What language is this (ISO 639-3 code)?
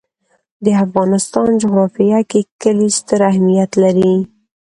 pus